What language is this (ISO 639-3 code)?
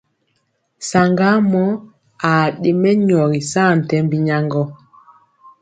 mcx